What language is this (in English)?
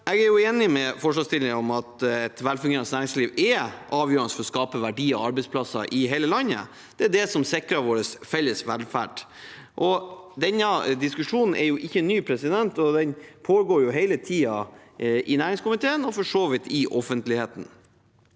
Norwegian